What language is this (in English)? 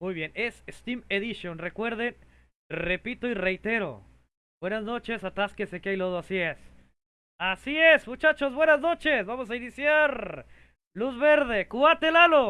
Spanish